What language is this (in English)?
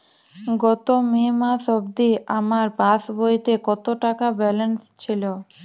Bangla